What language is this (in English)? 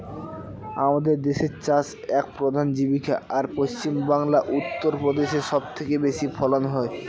Bangla